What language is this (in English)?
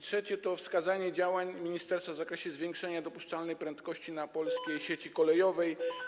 Polish